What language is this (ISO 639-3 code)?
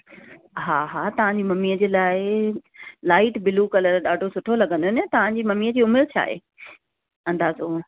snd